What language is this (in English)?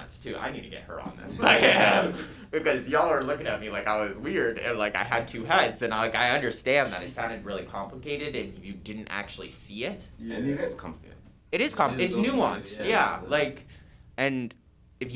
English